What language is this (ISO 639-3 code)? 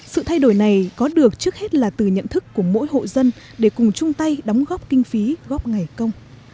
vie